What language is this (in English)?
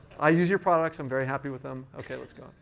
English